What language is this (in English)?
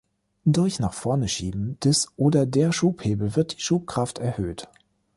German